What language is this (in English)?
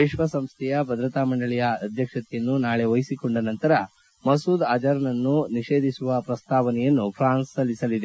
Kannada